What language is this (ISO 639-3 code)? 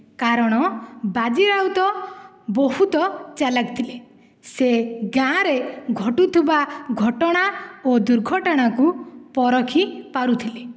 ori